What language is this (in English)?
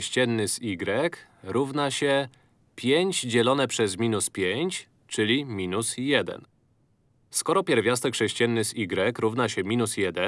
Polish